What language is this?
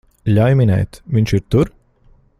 Latvian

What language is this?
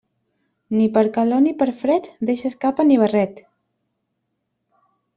Catalan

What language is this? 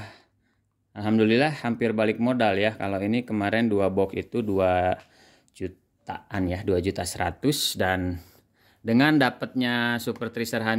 Indonesian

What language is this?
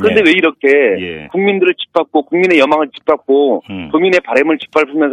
Korean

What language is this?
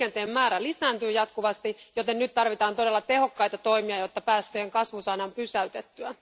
Finnish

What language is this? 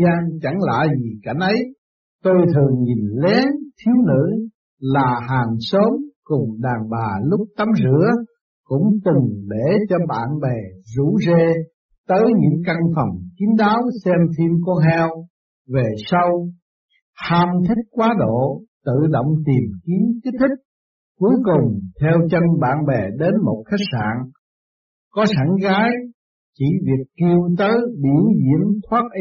Vietnamese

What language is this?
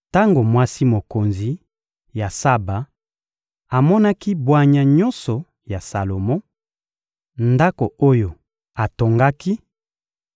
Lingala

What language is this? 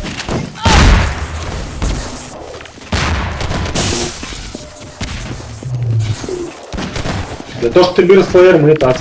Russian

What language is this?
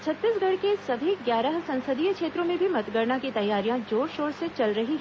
Hindi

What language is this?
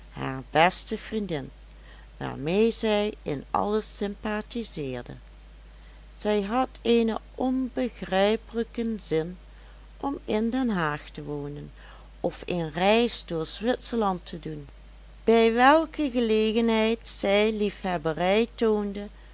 Dutch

